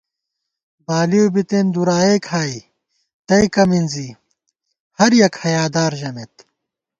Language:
Gawar-Bati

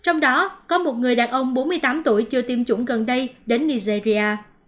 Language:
Vietnamese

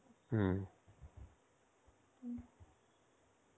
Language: Bangla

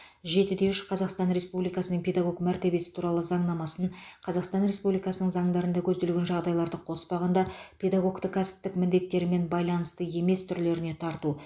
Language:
Kazakh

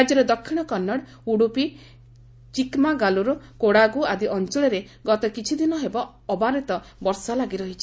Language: Odia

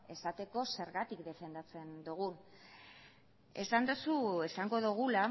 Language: Basque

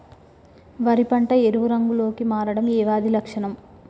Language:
Telugu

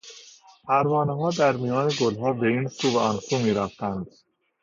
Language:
Persian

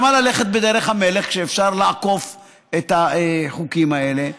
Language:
Hebrew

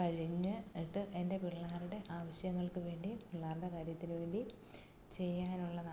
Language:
Malayalam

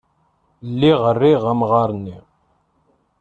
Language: Kabyle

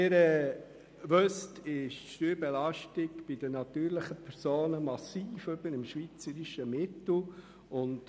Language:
Swiss German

